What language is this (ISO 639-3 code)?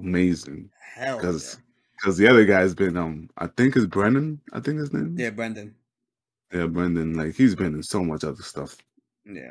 eng